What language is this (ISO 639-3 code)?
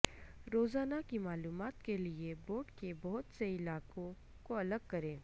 urd